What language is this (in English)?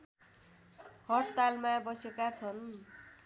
Nepali